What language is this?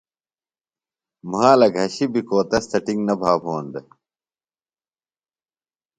Phalura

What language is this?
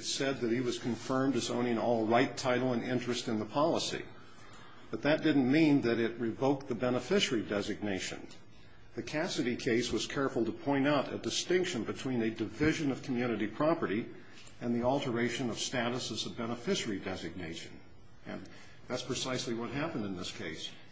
English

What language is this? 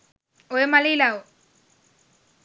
Sinhala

